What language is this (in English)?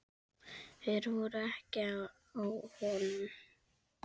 Icelandic